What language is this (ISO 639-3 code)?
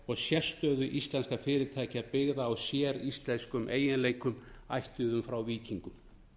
isl